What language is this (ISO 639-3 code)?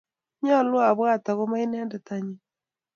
kln